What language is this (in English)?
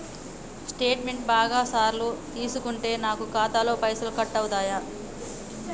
Telugu